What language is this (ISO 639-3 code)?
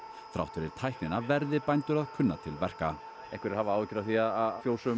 isl